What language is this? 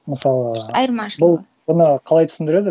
Kazakh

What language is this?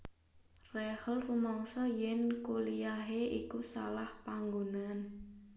Javanese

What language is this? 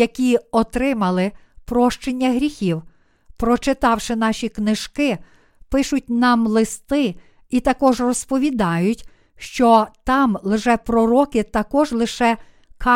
Ukrainian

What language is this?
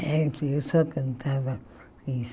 Portuguese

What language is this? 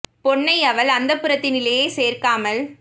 Tamil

